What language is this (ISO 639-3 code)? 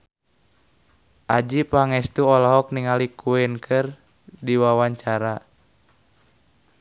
sun